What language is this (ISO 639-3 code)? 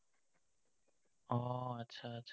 asm